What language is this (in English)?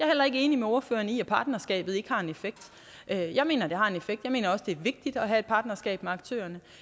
Danish